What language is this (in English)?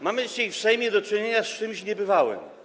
Polish